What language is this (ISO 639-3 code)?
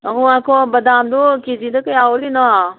mni